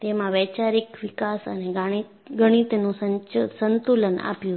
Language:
Gujarati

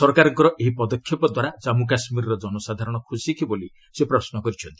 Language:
Odia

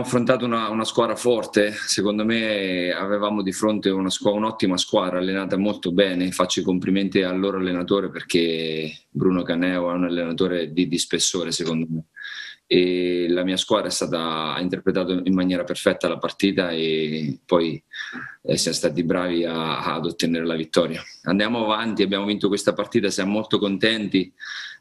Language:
Italian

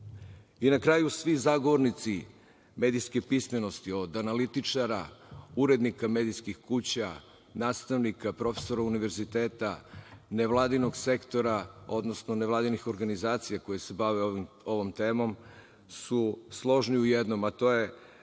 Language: Serbian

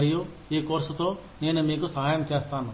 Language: Telugu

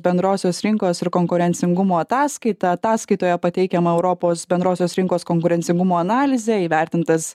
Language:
Lithuanian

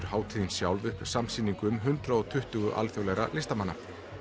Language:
Icelandic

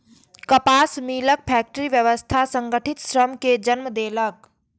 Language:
Maithili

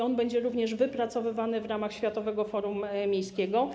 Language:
Polish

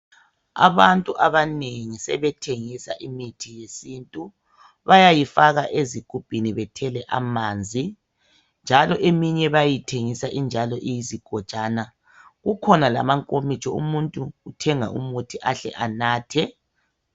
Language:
North Ndebele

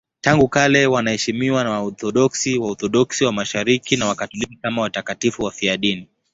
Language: Swahili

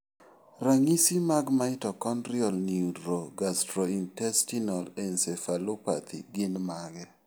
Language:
Luo (Kenya and Tanzania)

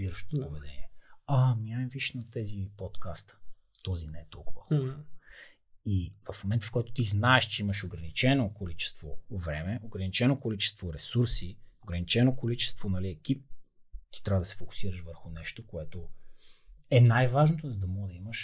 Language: Bulgarian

